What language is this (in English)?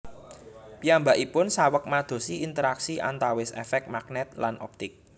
Javanese